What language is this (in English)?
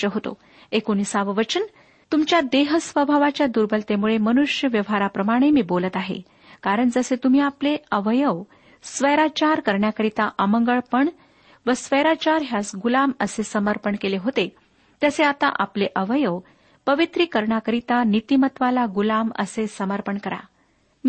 Marathi